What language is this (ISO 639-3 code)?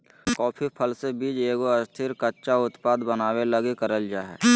mag